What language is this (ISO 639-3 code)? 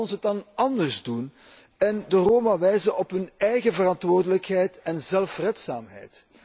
nld